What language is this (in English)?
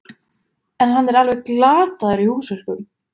Icelandic